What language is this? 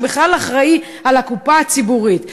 Hebrew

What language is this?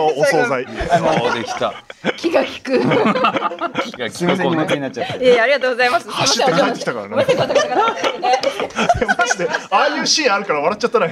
Japanese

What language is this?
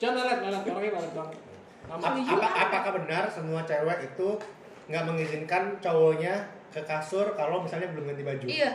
Indonesian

